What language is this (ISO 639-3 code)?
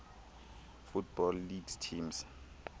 xho